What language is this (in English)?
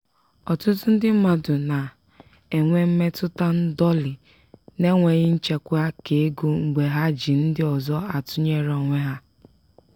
Igbo